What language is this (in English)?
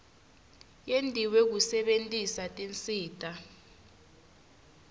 Swati